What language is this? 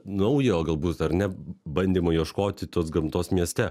Lithuanian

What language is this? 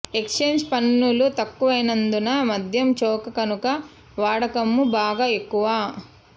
Telugu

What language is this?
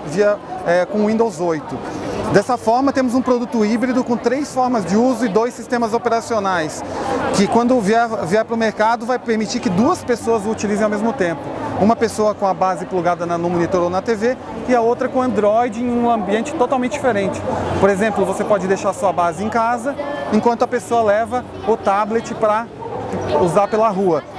Portuguese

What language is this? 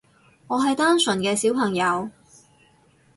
Cantonese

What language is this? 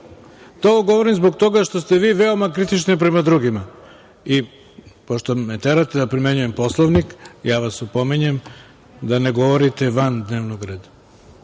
Serbian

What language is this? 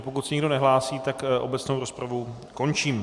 Czech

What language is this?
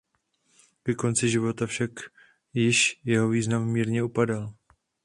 Czech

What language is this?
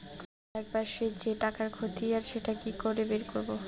Bangla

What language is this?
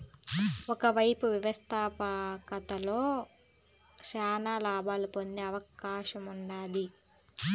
Telugu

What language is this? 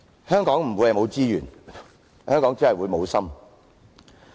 Cantonese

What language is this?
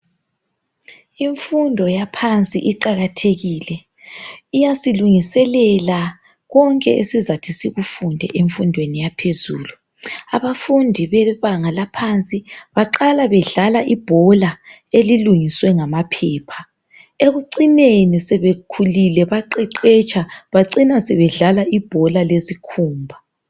North Ndebele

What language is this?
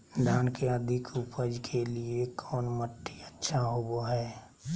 Magahi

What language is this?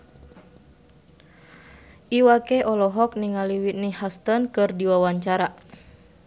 Sundanese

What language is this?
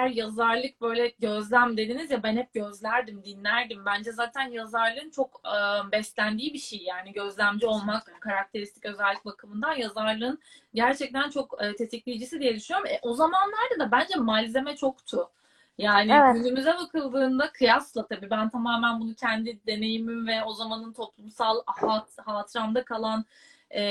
Turkish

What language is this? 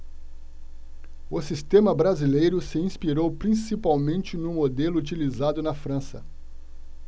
Portuguese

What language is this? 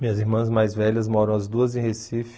Portuguese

